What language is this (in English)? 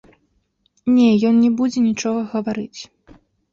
Belarusian